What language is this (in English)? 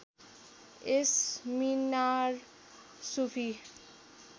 Nepali